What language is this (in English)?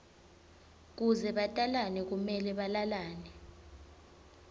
Swati